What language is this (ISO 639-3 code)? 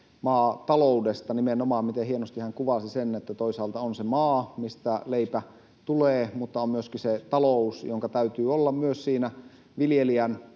fin